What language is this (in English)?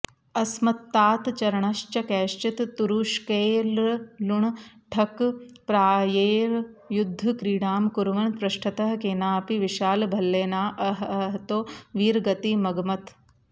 Sanskrit